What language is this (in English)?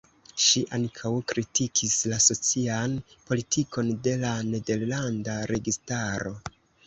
Esperanto